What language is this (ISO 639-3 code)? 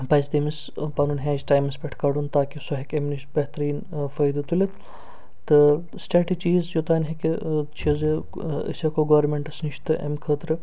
kas